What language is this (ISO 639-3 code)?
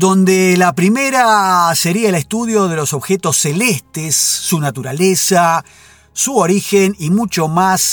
spa